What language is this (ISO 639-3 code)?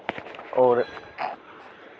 doi